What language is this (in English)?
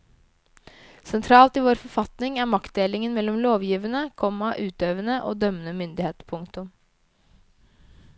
Norwegian